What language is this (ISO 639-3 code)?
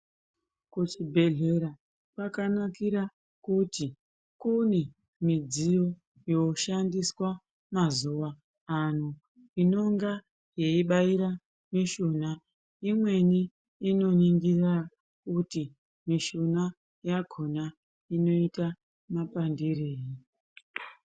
ndc